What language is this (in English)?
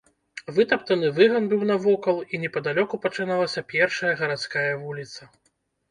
Belarusian